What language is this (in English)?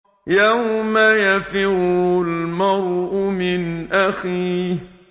Arabic